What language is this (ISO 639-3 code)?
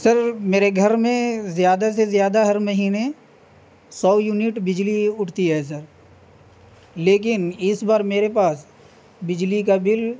urd